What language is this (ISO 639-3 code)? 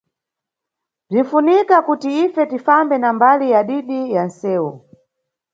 nyu